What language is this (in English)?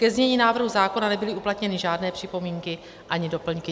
Czech